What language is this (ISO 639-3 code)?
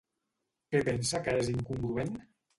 cat